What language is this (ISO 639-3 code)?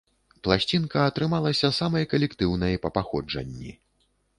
bel